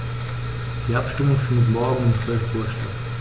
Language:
German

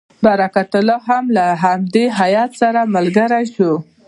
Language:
Pashto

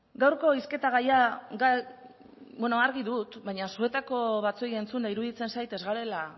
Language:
Basque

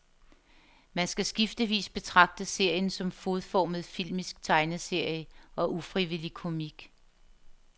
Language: Danish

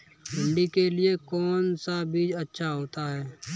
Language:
Hindi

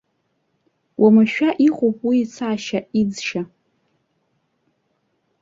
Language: Abkhazian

